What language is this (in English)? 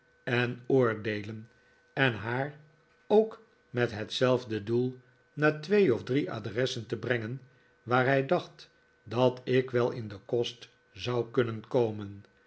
Dutch